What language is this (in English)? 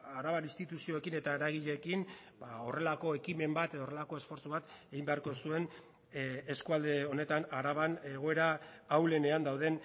Basque